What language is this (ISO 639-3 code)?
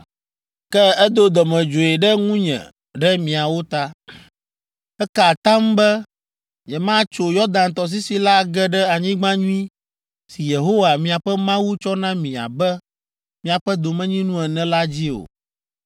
ewe